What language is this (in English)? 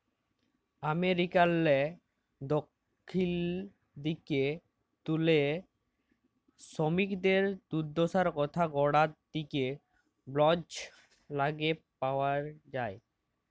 Bangla